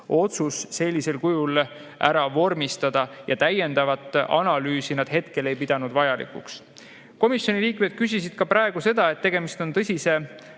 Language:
Estonian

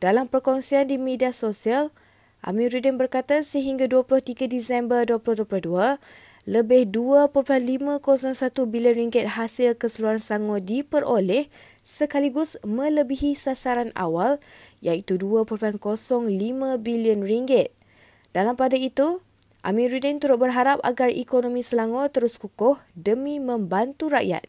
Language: Malay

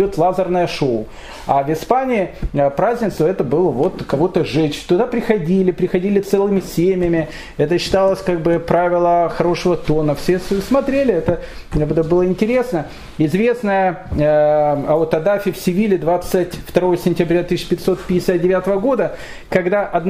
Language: Russian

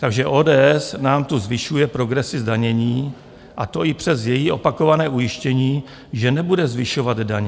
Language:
Czech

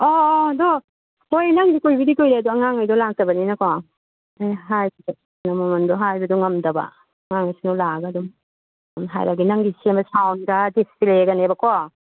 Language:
Manipuri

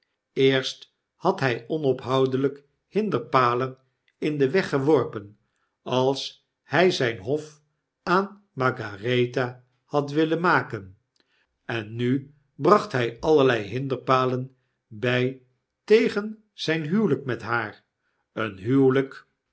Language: Dutch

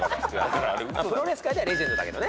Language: Japanese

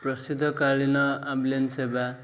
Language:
Odia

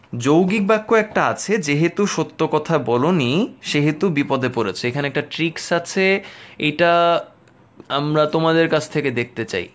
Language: Bangla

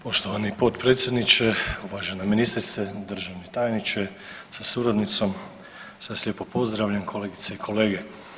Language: Croatian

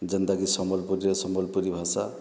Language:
Odia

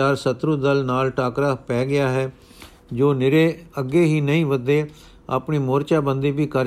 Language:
Punjabi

